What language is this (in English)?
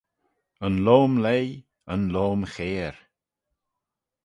Manx